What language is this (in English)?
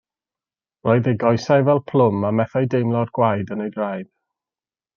Welsh